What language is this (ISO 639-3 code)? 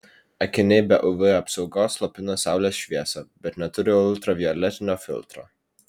lit